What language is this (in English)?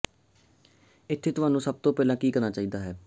Punjabi